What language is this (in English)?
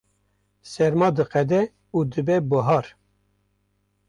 Kurdish